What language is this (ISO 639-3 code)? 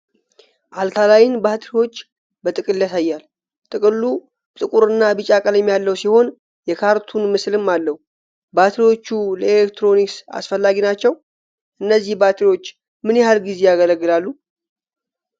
amh